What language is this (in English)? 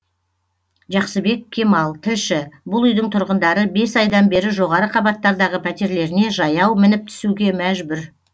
Kazakh